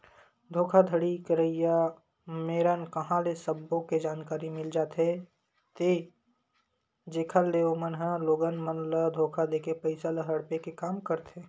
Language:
Chhattisgarhi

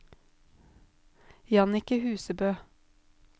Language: Norwegian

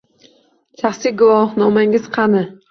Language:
Uzbek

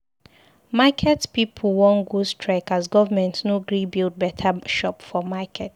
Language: Nigerian Pidgin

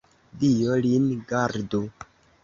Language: Esperanto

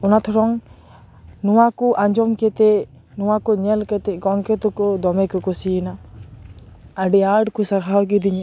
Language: Santali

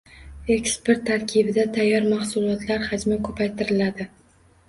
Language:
Uzbek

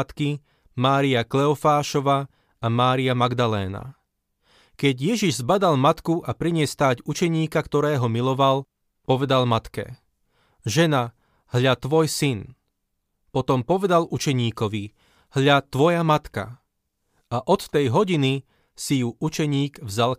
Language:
Slovak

